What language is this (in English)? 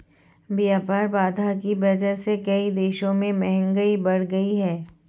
Hindi